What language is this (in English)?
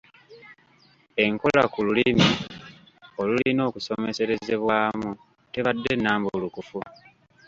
Ganda